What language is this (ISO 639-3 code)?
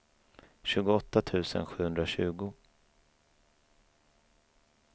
swe